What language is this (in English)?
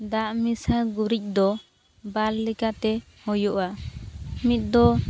Santali